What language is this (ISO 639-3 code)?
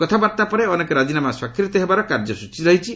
ori